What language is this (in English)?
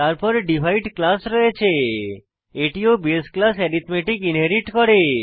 Bangla